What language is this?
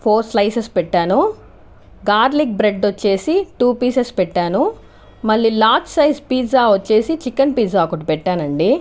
Telugu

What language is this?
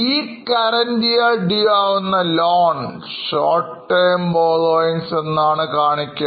Malayalam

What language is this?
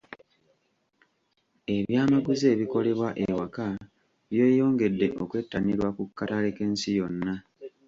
Ganda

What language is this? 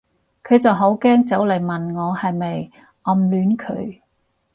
Cantonese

